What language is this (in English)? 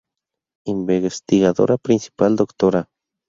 Spanish